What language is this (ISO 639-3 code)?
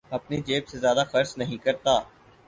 urd